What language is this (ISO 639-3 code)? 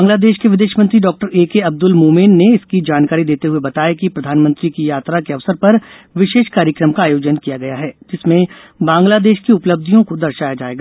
hin